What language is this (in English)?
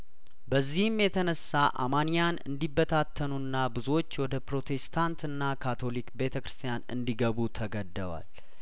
Amharic